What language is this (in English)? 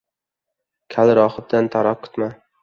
Uzbek